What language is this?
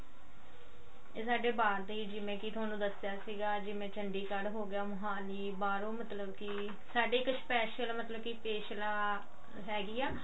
Punjabi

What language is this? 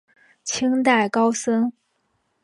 Chinese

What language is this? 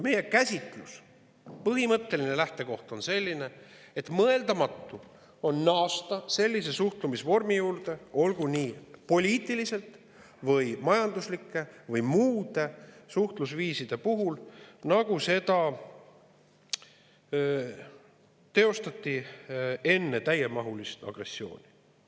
Estonian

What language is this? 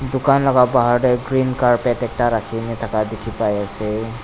Naga Pidgin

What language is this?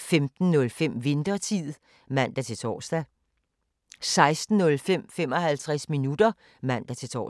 Danish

